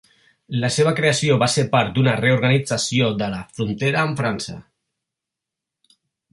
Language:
Catalan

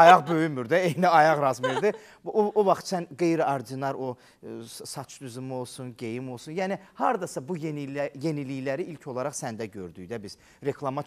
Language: Turkish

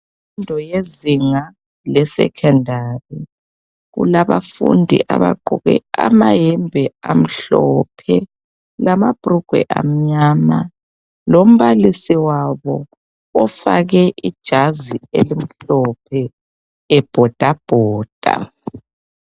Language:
North Ndebele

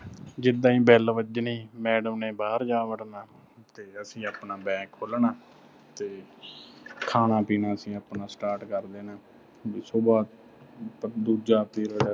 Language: Punjabi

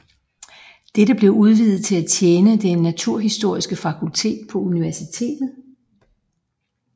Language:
Danish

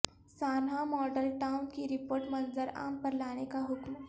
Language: Urdu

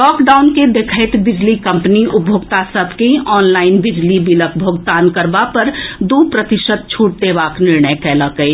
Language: Maithili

